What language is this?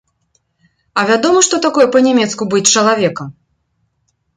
Belarusian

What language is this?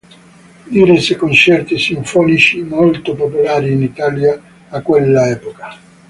Italian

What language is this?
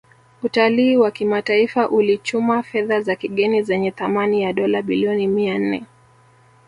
Swahili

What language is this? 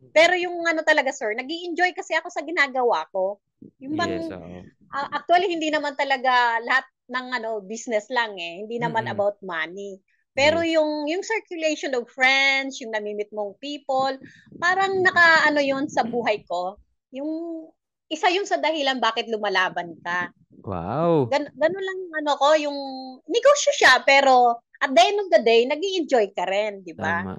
Filipino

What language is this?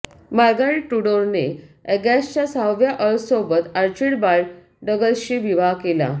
Marathi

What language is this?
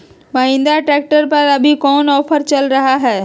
Magahi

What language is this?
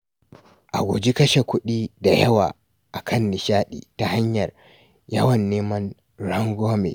Hausa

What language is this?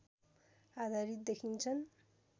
Nepali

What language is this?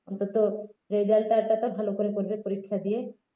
Bangla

